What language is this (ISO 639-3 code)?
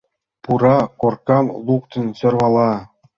chm